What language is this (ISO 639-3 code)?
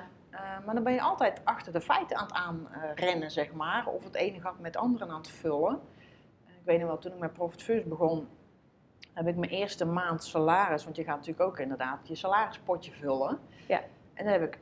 nld